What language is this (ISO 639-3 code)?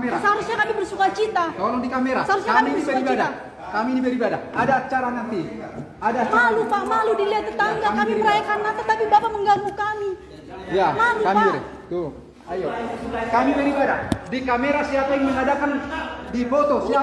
ind